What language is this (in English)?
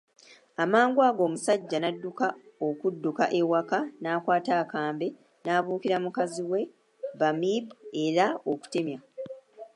Ganda